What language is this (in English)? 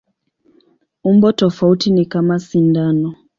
Swahili